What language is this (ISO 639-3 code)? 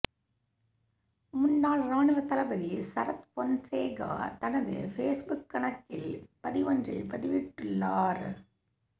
tam